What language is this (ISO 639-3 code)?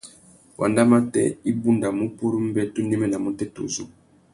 bag